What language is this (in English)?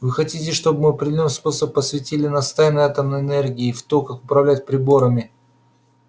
Russian